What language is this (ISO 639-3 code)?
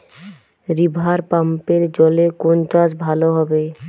ben